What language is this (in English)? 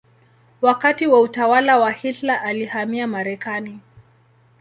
Swahili